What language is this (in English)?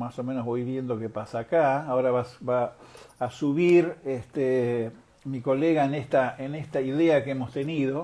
Spanish